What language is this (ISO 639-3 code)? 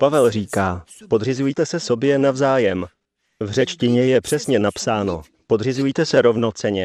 ces